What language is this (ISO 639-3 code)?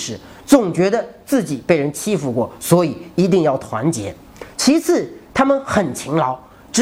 zho